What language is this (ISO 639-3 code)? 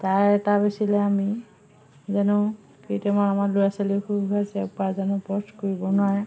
asm